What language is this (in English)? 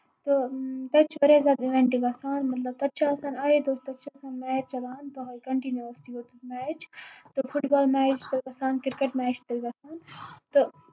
Kashmiri